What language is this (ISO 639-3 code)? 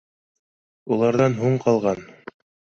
bak